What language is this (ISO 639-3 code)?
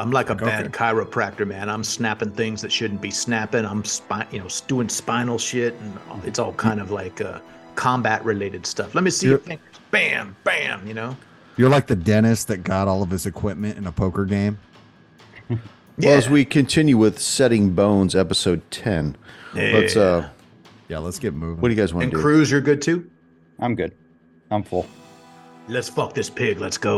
eng